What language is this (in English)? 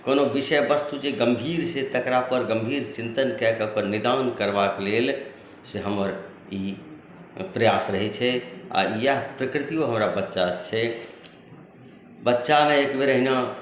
Maithili